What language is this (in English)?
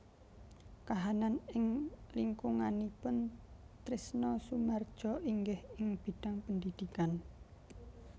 Javanese